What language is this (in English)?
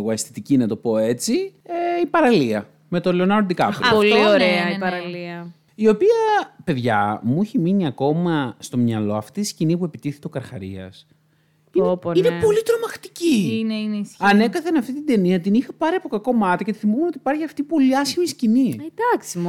Greek